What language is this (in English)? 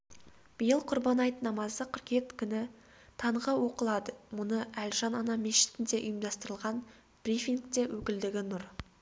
Kazakh